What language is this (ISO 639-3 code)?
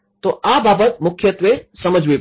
guj